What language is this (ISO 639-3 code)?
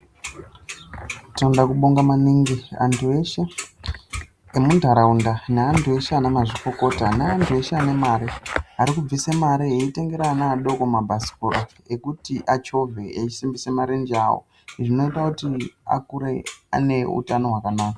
ndc